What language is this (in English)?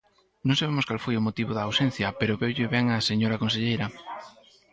Galician